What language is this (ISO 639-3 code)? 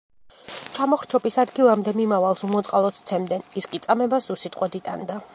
kat